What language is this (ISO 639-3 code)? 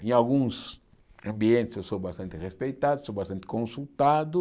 por